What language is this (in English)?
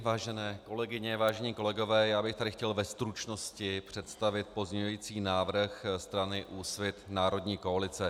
Czech